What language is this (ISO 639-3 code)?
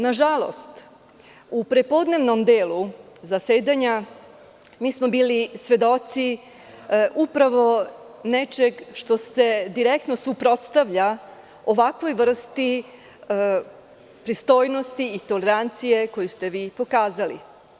srp